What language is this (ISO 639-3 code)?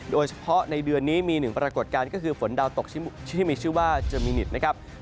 tha